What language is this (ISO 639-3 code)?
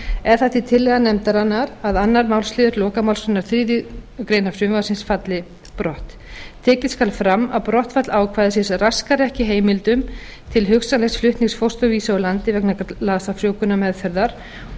isl